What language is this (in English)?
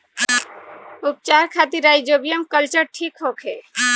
Bhojpuri